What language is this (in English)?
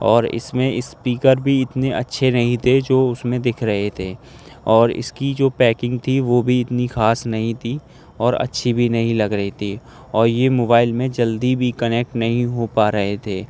Urdu